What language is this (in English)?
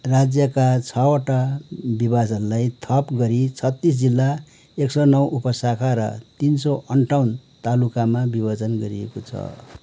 Nepali